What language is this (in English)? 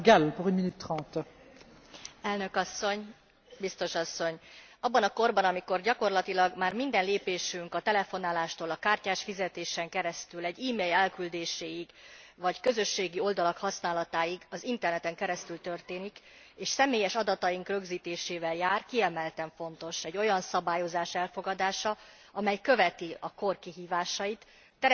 Hungarian